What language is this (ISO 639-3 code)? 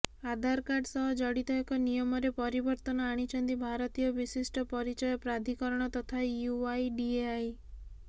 ori